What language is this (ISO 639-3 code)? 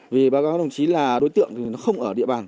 vie